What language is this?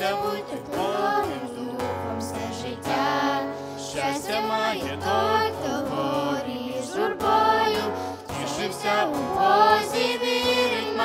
Ukrainian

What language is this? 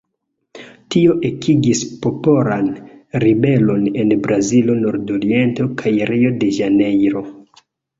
Esperanto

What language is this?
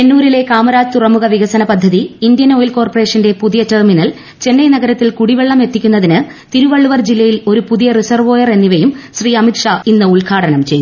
Malayalam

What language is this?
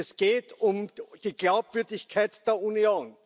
German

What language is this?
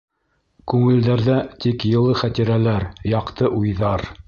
Bashkir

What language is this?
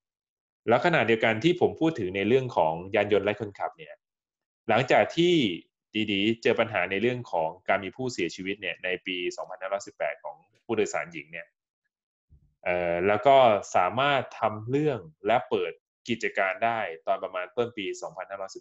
Thai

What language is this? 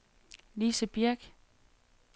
Danish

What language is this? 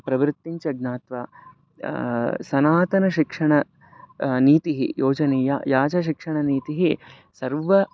Sanskrit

